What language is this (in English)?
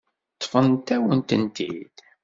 Kabyle